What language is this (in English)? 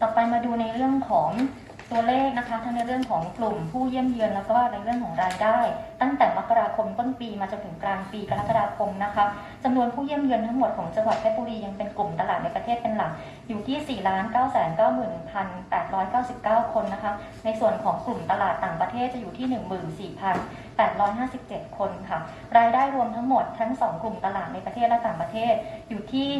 Thai